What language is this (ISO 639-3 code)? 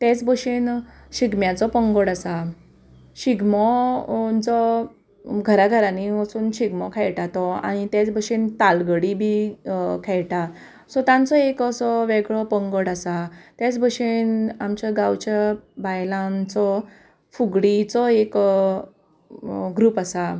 kok